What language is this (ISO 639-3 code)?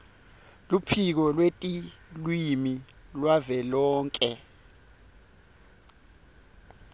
ssw